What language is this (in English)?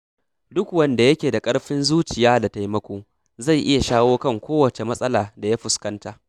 Hausa